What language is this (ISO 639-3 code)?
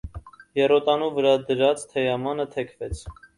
hye